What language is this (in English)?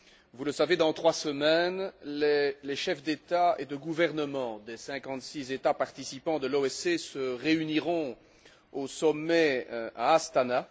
French